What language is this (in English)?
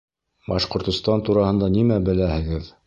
Bashkir